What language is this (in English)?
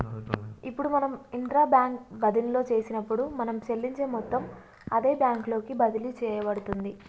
Telugu